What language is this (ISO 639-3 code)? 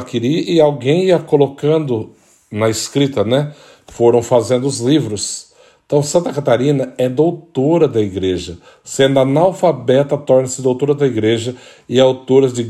por